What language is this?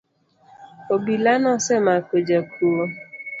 Luo (Kenya and Tanzania)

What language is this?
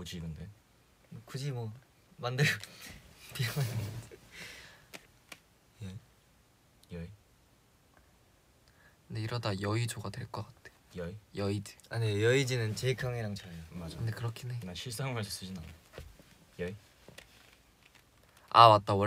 Korean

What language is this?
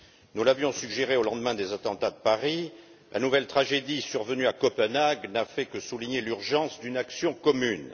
French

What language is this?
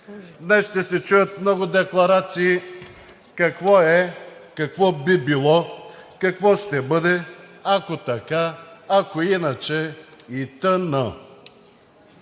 Bulgarian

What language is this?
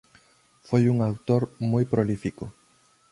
Galician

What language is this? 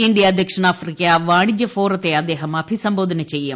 Malayalam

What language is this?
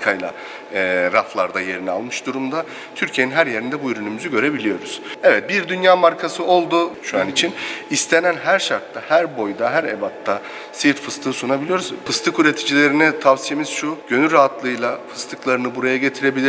Turkish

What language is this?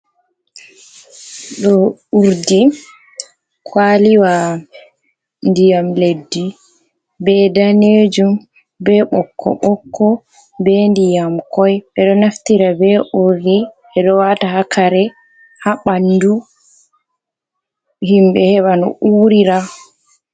Fula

